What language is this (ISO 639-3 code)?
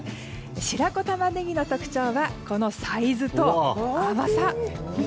jpn